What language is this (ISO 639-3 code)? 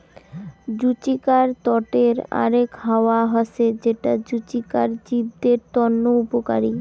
ben